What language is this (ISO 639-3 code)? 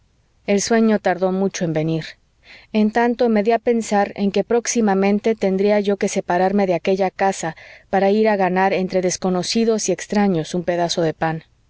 spa